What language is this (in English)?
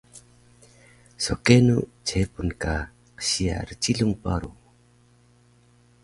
Taroko